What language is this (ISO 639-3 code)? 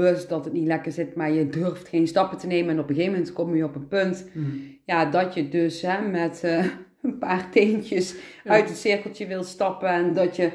nld